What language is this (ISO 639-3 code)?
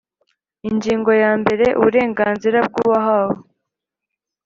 kin